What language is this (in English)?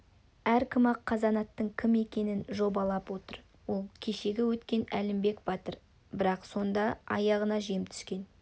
Kazakh